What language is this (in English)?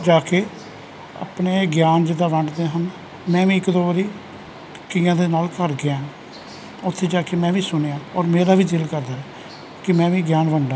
Punjabi